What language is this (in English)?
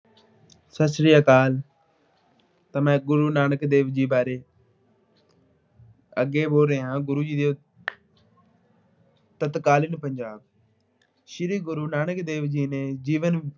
Punjabi